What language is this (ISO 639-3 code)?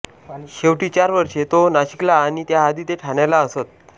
mar